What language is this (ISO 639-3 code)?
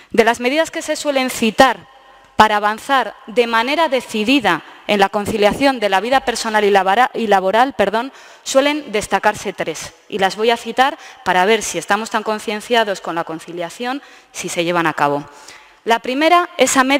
spa